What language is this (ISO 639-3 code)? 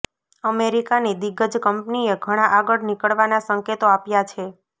guj